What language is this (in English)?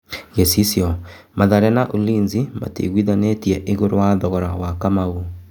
Kikuyu